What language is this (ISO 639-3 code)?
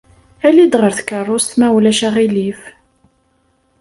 kab